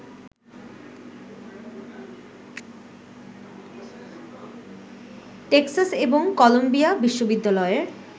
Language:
Bangla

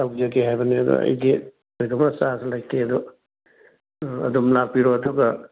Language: Manipuri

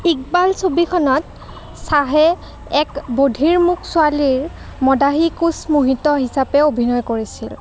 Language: Assamese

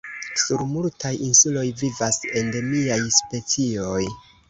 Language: Esperanto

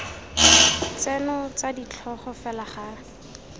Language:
Tswana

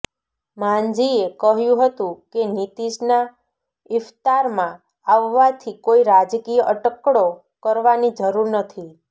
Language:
Gujarati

